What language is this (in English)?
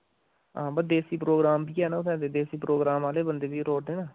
Dogri